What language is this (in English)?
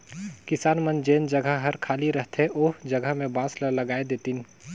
Chhattisgarhi